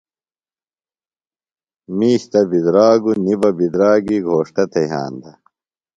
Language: Phalura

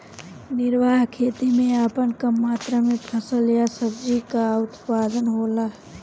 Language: Bhojpuri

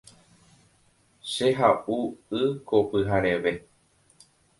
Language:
Guarani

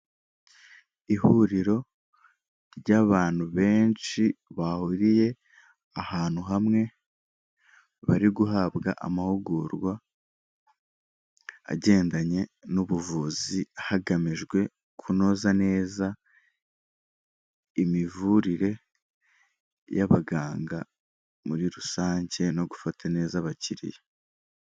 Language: Kinyarwanda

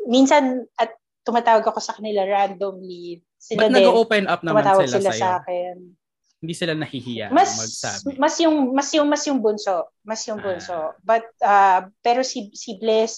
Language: Filipino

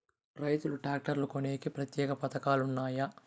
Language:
Telugu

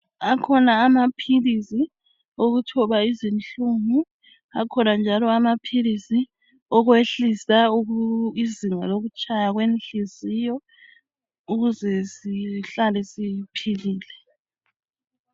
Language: North Ndebele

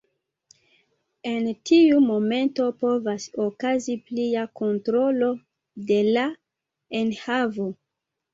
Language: Esperanto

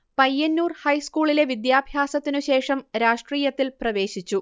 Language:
Malayalam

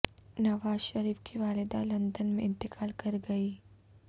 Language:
Urdu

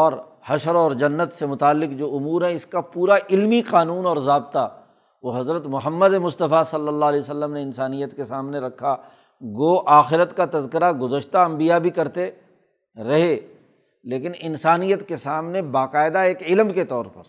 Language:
Urdu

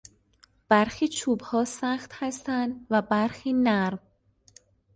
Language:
Persian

